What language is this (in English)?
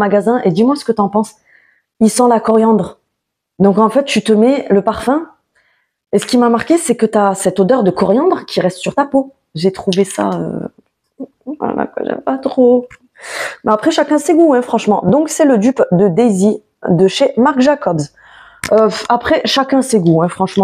French